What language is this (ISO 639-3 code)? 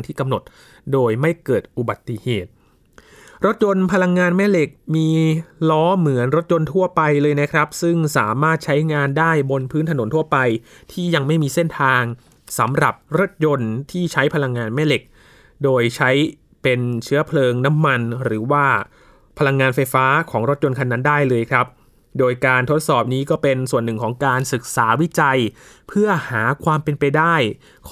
tha